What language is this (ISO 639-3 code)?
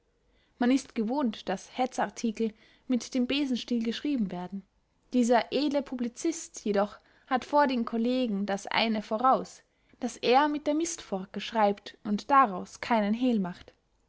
deu